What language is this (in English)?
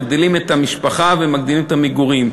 Hebrew